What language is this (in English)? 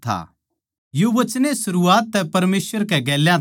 Haryanvi